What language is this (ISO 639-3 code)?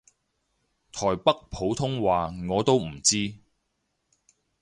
yue